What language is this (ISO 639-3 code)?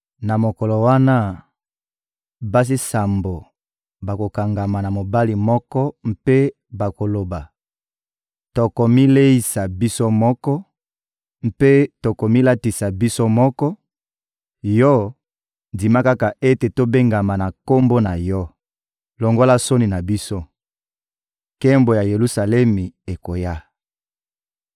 lin